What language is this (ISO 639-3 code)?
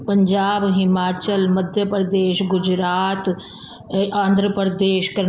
snd